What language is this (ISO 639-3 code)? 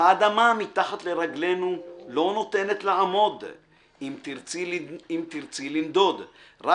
heb